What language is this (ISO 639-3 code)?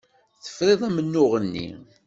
kab